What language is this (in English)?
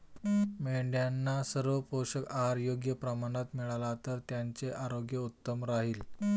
Marathi